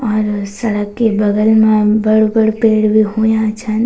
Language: Garhwali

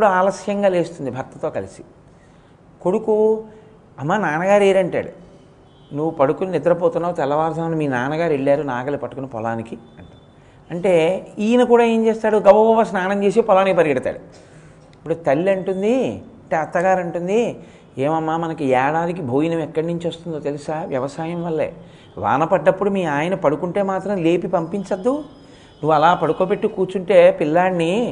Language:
Telugu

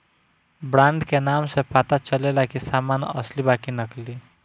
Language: Bhojpuri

